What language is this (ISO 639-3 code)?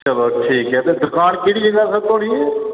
doi